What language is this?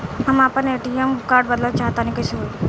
Bhojpuri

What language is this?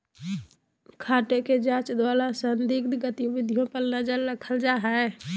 Magahi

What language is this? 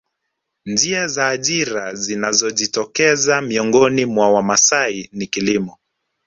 Swahili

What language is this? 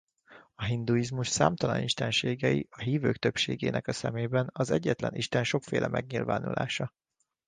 Hungarian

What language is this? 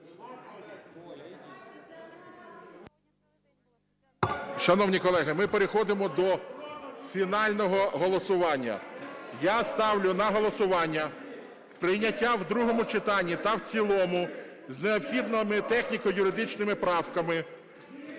Ukrainian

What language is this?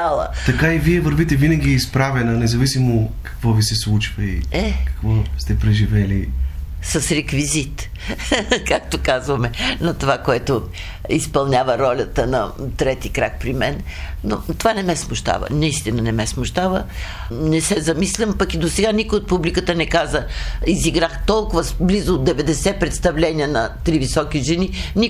Bulgarian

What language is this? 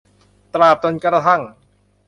Thai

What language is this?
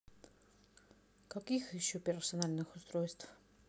Russian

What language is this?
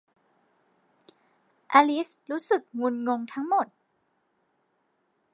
Thai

